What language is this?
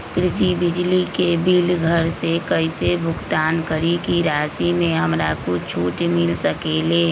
Magahi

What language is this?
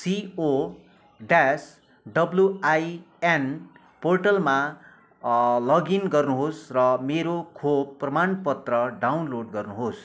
Nepali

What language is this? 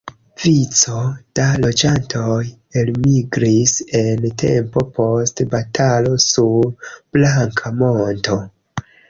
Esperanto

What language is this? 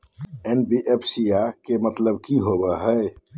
Magahi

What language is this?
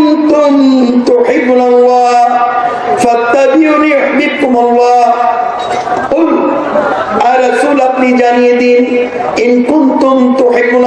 Turkish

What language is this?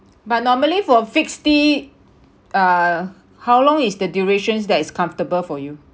English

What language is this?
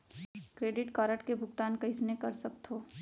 Chhattisgarhi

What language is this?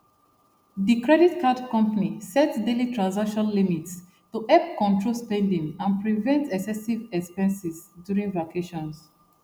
Nigerian Pidgin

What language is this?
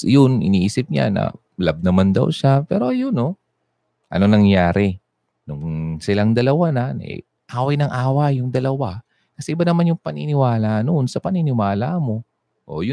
Filipino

